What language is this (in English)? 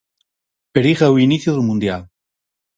Galician